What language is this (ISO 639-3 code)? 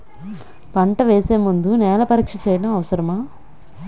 tel